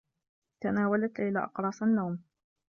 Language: Arabic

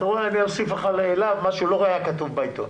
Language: Hebrew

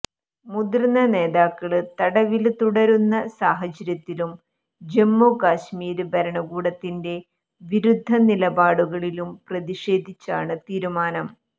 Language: Malayalam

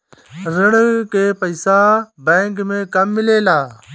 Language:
Bhojpuri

